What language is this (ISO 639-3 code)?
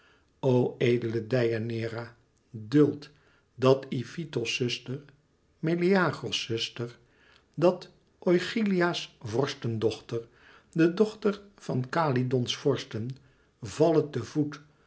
nld